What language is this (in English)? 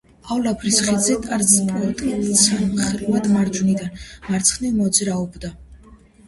Georgian